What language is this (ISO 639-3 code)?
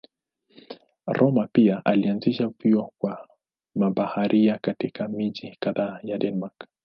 swa